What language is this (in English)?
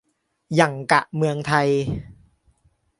Thai